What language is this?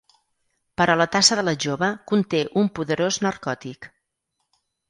Catalan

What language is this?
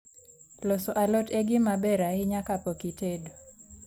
Luo (Kenya and Tanzania)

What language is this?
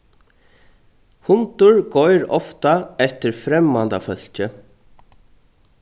Faroese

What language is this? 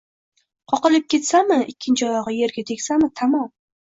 Uzbek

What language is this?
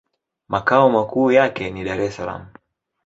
Swahili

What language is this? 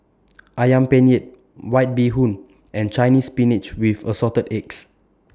English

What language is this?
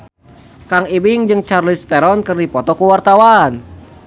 Sundanese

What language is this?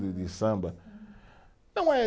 Portuguese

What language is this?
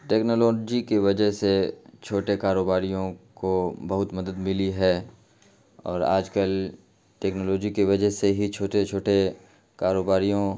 Urdu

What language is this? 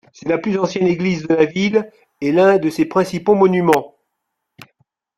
French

